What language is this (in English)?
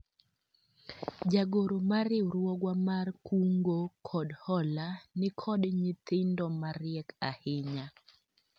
Luo (Kenya and Tanzania)